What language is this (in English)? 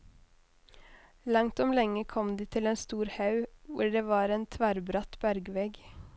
Norwegian